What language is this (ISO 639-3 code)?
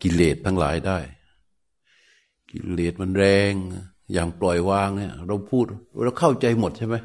tha